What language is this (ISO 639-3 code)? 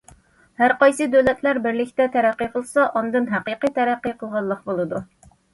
uig